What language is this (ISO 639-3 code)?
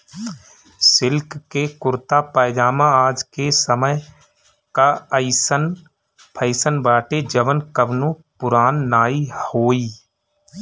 bho